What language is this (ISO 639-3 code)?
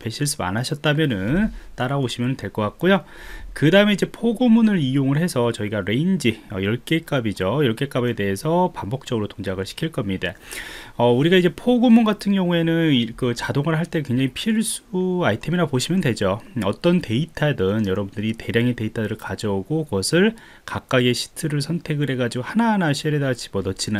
kor